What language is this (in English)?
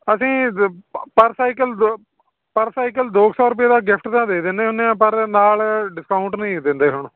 Punjabi